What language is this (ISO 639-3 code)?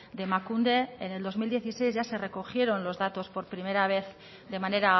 spa